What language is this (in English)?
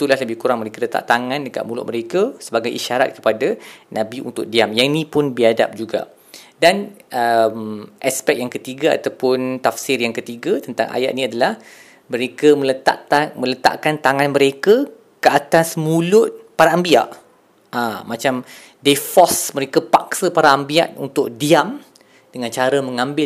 Malay